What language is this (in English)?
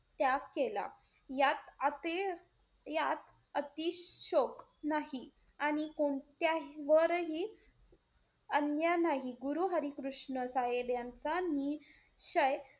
Marathi